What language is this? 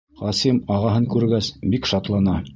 Bashkir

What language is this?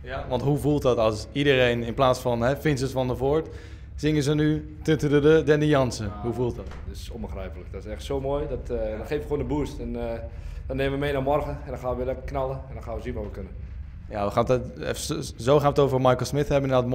Dutch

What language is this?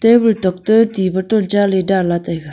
Wancho Naga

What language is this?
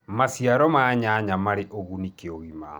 Kikuyu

